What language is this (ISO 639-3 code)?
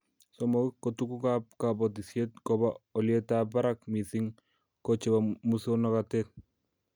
kln